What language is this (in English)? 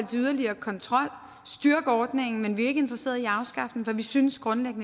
Danish